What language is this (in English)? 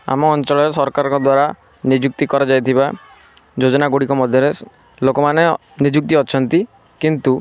Odia